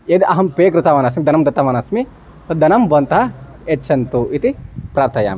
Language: Sanskrit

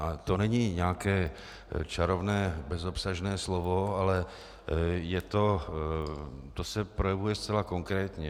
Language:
Czech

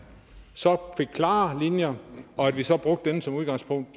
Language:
Danish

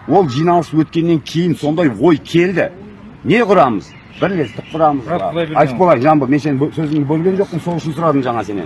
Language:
Turkish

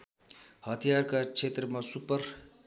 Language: Nepali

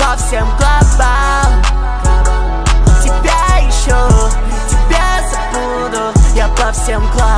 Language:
Russian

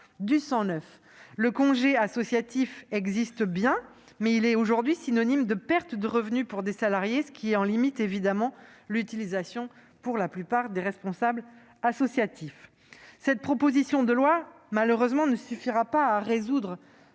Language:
French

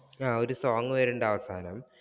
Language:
Malayalam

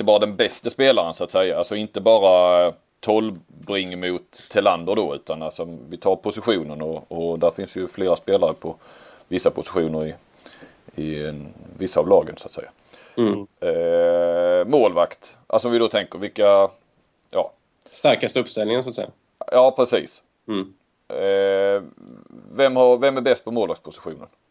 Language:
Swedish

